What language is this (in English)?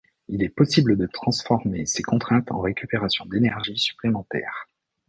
French